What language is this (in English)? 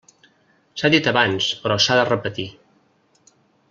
Catalan